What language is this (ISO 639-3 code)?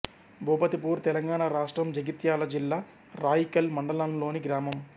tel